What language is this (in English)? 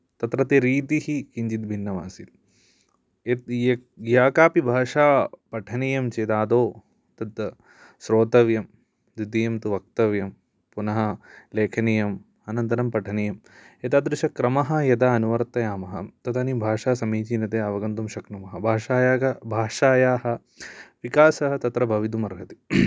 Sanskrit